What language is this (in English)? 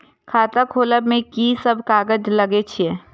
Maithili